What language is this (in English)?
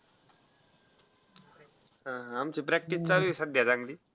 Marathi